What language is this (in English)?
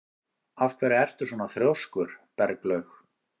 Icelandic